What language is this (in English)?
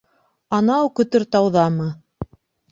Bashkir